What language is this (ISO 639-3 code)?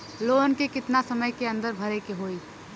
bho